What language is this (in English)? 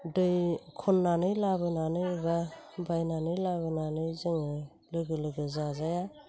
Bodo